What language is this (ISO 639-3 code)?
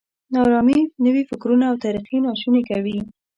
pus